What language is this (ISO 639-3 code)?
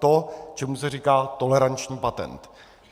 ces